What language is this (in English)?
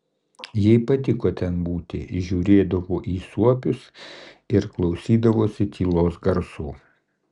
Lithuanian